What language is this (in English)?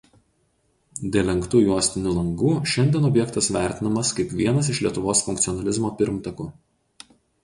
Lithuanian